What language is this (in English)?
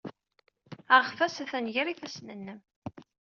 Kabyle